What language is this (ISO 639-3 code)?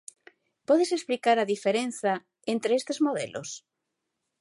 glg